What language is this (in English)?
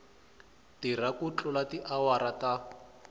Tsonga